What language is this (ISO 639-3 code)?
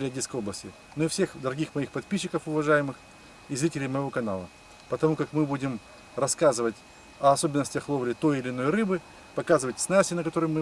rus